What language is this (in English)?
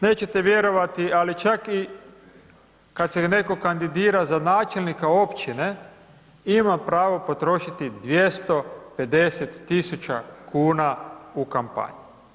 Croatian